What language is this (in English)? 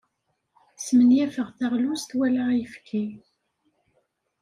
Kabyle